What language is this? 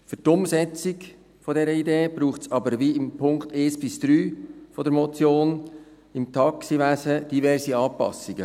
Swiss German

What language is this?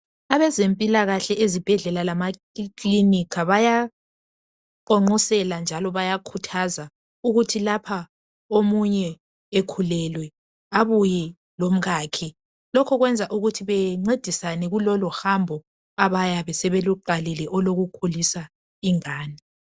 North Ndebele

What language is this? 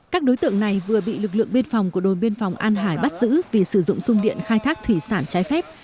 Vietnamese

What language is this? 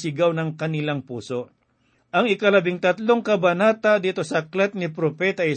Filipino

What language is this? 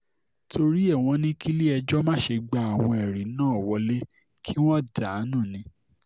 Yoruba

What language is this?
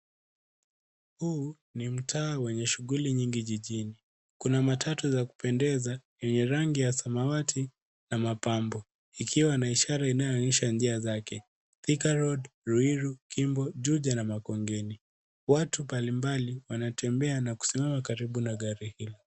Swahili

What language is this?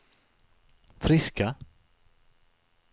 Swedish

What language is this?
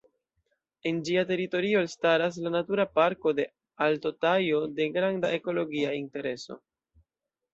Esperanto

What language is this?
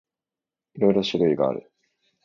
Japanese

